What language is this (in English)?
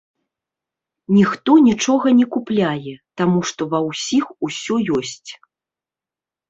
Belarusian